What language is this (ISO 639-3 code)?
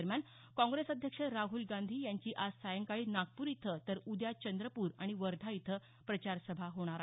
mar